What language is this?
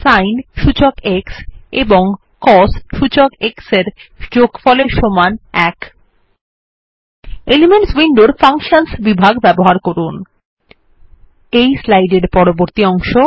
Bangla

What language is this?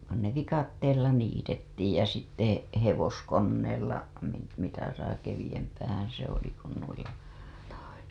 Finnish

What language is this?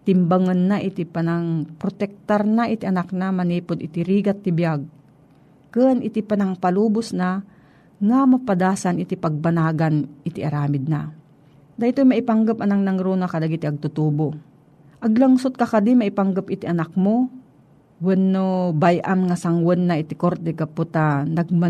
Filipino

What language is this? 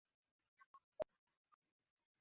Swahili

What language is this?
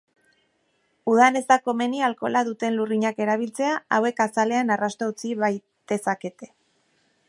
Basque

